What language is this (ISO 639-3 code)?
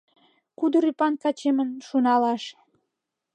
chm